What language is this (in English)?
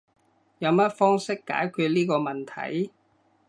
Cantonese